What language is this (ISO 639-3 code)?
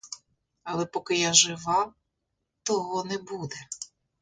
ukr